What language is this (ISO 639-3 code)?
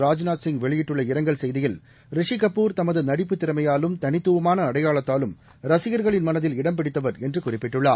tam